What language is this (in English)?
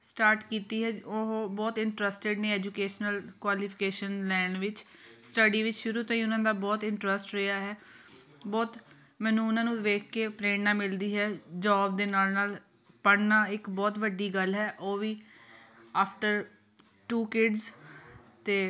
Punjabi